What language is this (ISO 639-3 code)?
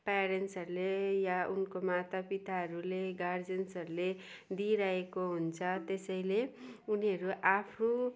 nep